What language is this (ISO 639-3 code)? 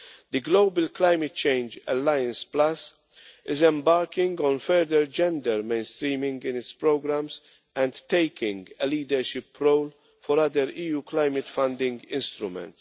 eng